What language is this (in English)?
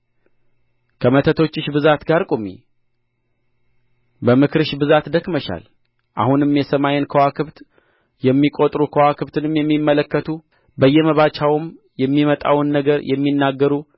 Amharic